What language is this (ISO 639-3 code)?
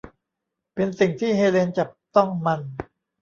tha